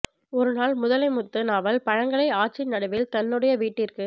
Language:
Tamil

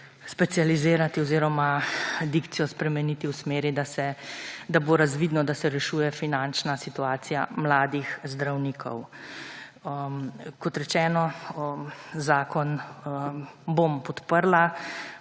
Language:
Slovenian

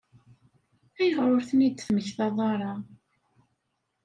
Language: Kabyle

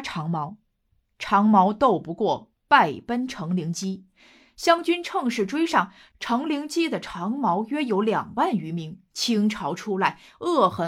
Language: Chinese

